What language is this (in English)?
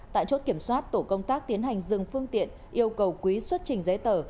Vietnamese